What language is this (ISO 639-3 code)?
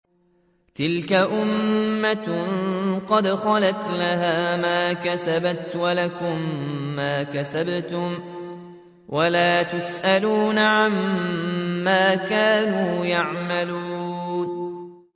ara